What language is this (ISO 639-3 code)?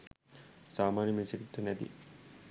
sin